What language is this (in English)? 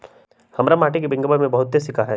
Magahi